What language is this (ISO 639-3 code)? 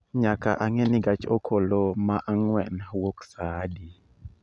luo